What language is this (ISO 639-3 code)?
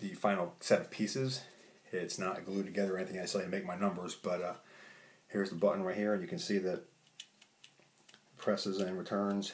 eng